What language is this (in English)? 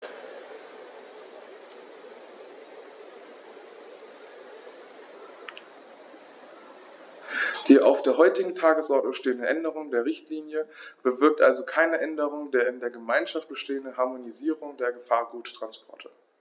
German